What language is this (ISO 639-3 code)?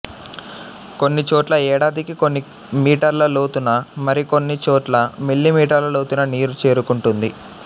tel